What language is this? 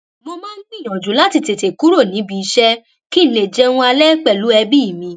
Yoruba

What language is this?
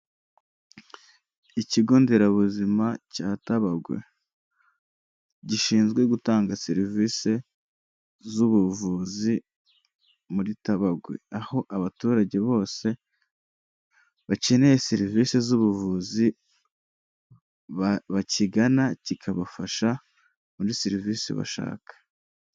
Kinyarwanda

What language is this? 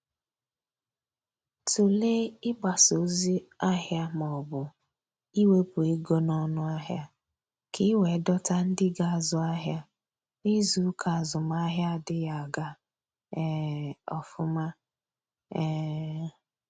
Igbo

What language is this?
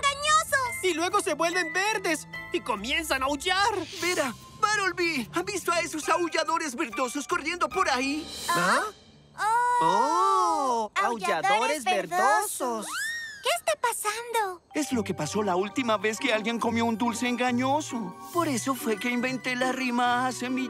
Spanish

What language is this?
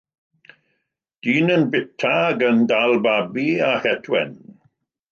Welsh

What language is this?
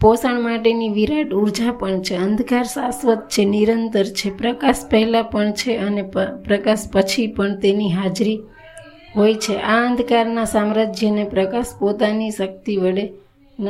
Gujarati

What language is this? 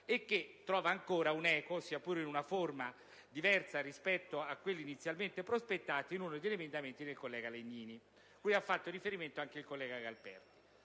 Italian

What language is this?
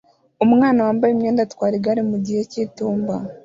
Kinyarwanda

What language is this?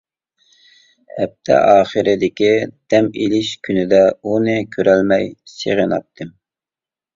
Uyghur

